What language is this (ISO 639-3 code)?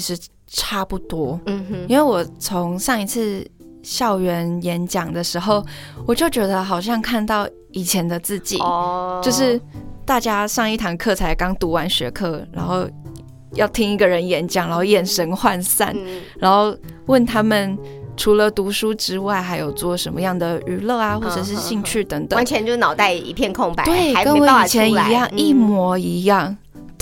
zho